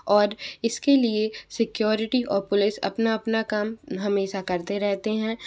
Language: Hindi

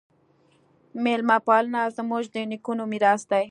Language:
Pashto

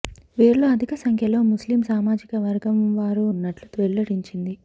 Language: Telugu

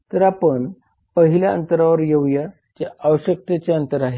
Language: Marathi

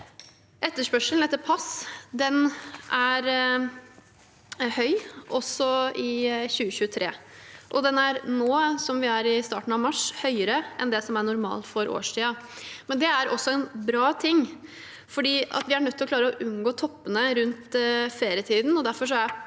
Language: Norwegian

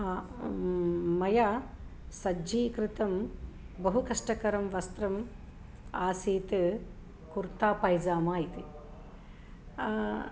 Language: Sanskrit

